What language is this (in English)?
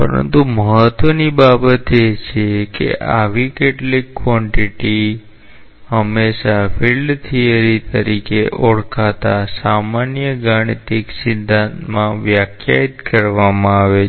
Gujarati